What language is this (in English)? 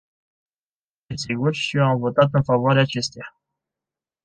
Romanian